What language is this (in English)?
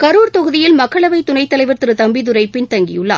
Tamil